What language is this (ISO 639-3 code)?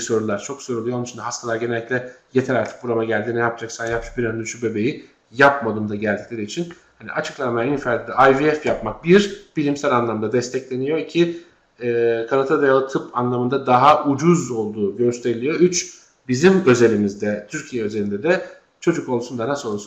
tur